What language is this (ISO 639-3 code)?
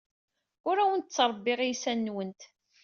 kab